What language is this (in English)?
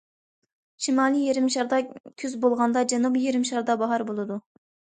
Uyghur